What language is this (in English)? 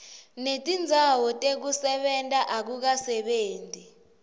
Swati